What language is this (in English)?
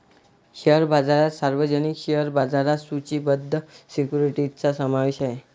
Marathi